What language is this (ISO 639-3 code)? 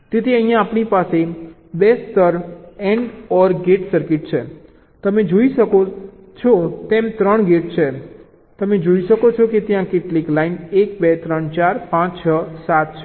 guj